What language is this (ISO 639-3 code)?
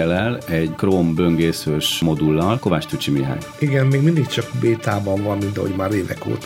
hun